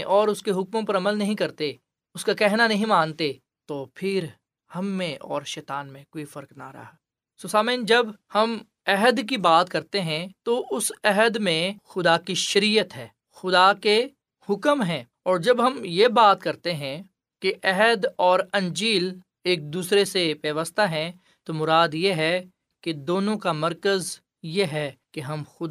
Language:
Urdu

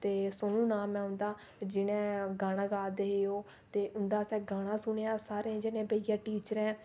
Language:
Dogri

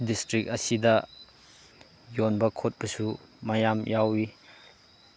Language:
Manipuri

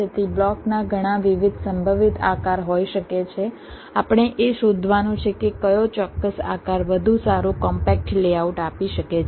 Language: Gujarati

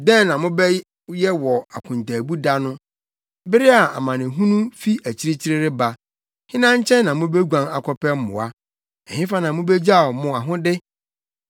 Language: Akan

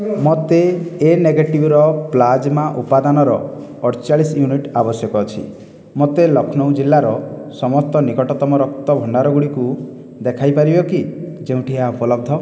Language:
Odia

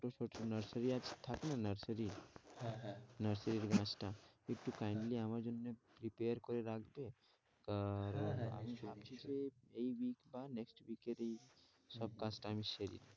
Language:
Bangla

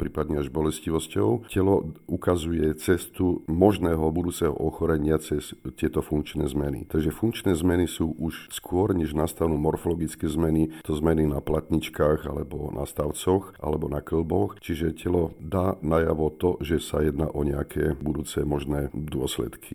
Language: Slovak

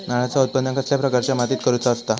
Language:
Marathi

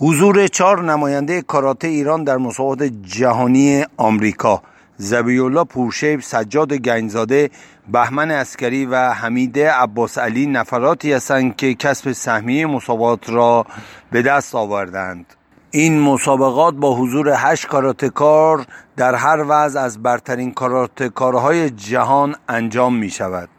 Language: Persian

